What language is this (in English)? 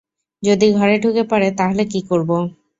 Bangla